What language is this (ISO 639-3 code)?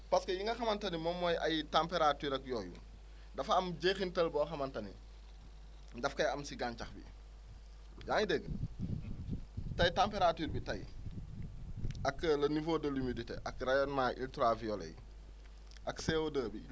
wol